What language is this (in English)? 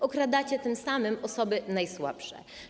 Polish